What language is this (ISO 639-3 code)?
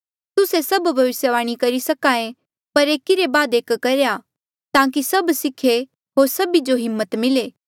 mjl